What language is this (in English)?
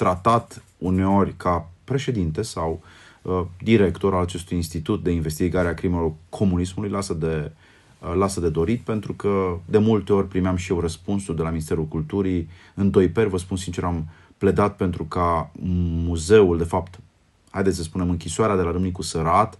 Romanian